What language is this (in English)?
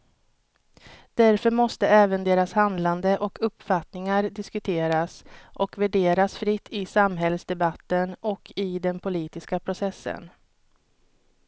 Swedish